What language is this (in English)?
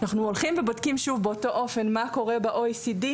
Hebrew